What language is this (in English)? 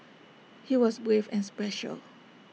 English